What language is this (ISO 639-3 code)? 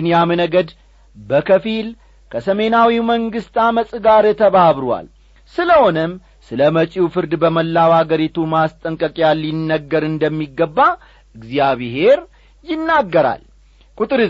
amh